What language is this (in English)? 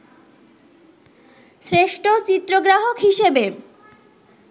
Bangla